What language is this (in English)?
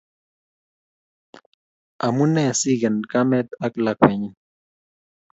Kalenjin